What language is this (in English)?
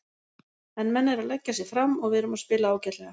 Icelandic